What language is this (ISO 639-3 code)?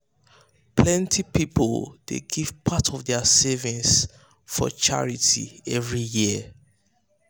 pcm